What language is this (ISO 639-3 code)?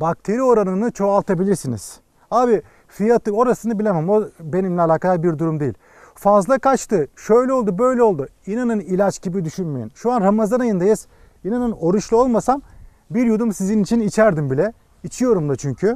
tur